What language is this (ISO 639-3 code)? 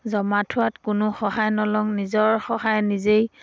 asm